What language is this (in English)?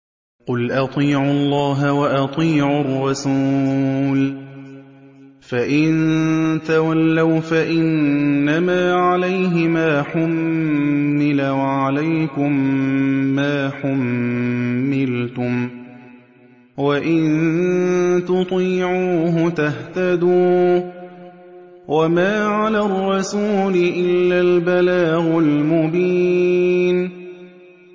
Arabic